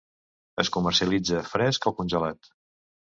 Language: Catalan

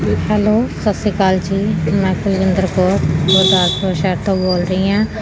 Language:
Punjabi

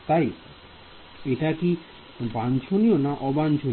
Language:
Bangla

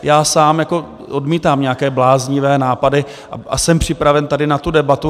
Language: Czech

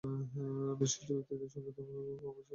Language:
Bangla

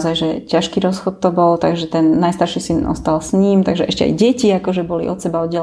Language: Slovak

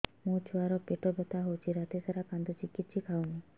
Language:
Odia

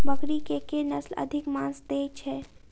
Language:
Maithili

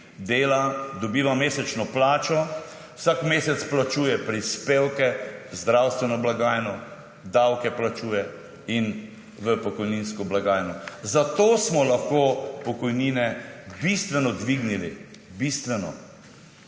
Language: Slovenian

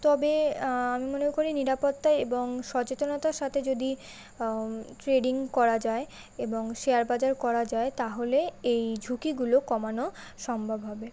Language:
Bangla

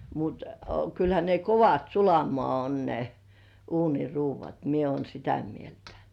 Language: Finnish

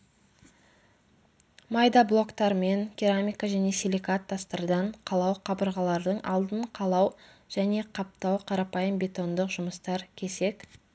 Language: Kazakh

